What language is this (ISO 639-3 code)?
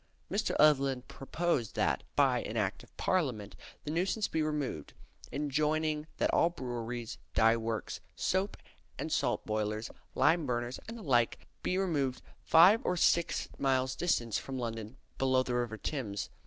eng